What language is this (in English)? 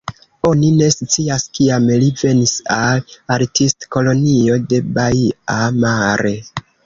Esperanto